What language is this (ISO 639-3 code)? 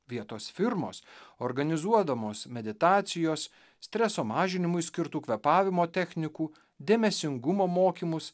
lit